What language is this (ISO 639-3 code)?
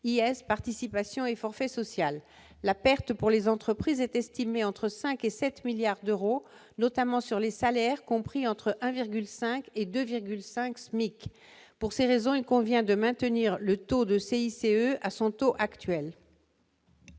fra